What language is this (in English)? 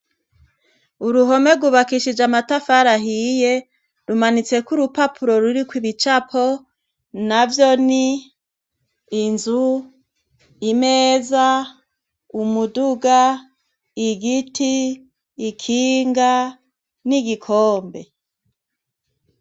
Rundi